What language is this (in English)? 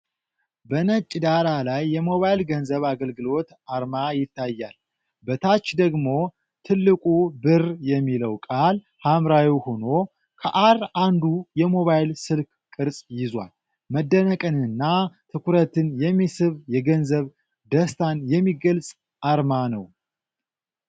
Amharic